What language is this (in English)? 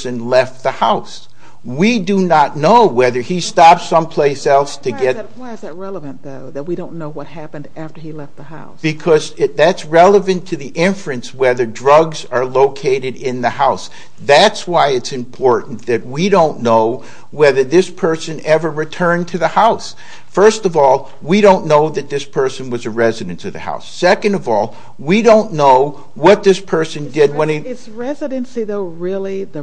English